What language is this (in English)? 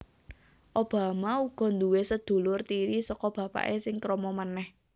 Javanese